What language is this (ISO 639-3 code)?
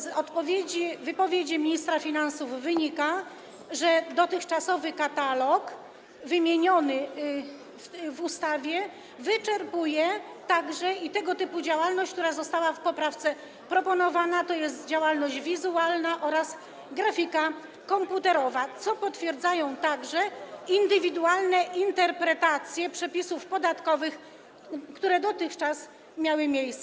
pol